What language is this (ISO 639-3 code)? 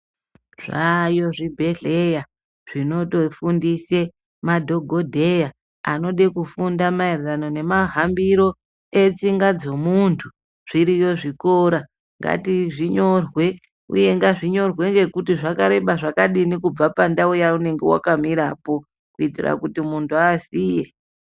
ndc